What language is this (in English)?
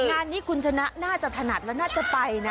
Thai